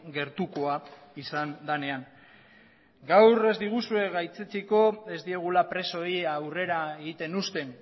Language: Basque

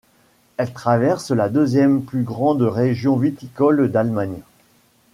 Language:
French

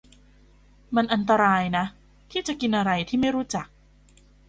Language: Thai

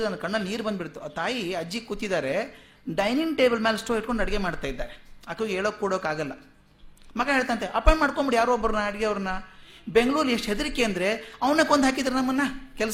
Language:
Kannada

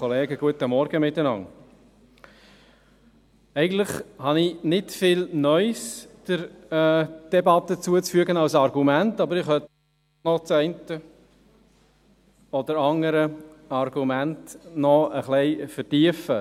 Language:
Swiss German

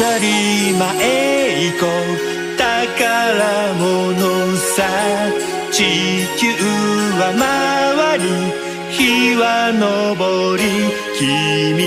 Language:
Turkish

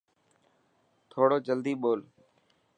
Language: Dhatki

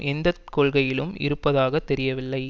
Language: Tamil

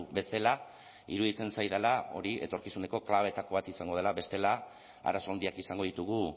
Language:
Basque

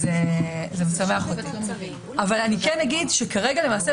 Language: Hebrew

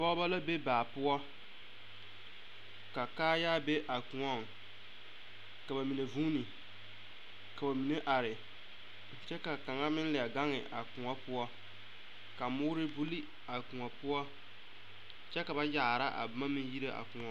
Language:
Southern Dagaare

